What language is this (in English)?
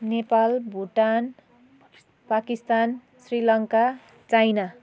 Nepali